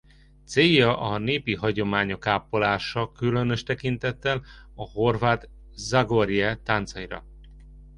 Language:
Hungarian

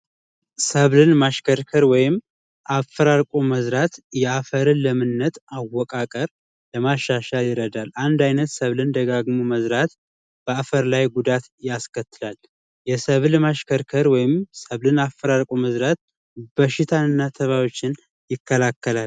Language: Amharic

